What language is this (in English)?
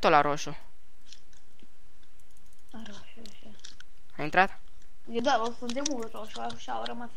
Romanian